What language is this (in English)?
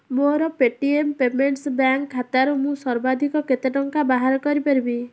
Odia